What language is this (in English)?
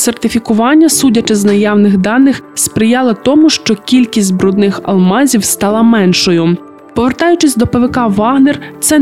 Ukrainian